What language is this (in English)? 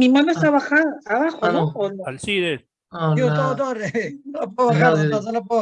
Spanish